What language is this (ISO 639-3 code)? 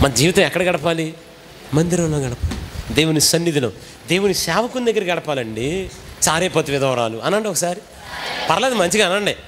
tel